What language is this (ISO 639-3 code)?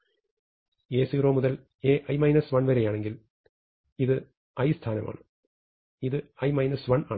mal